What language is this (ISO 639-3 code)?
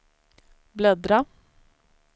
swe